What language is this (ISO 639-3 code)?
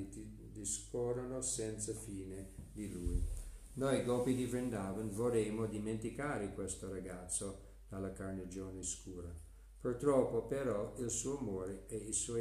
ita